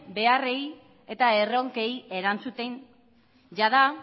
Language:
Basque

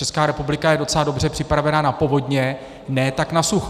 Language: Czech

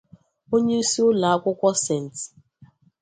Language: Igbo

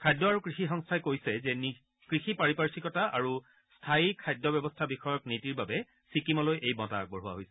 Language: Assamese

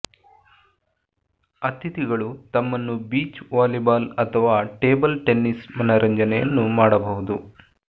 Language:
Kannada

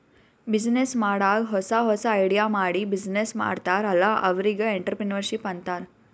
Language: Kannada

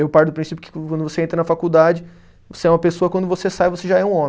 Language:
Portuguese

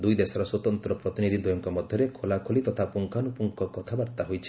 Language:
Odia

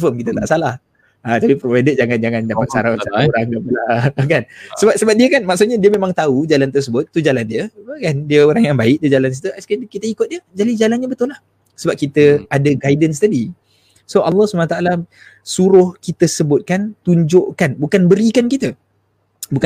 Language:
Malay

